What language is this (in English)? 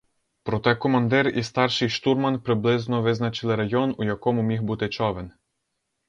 Ukrainian